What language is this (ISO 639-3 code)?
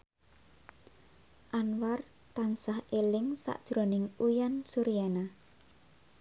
jav